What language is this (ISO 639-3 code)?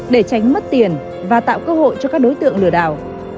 vie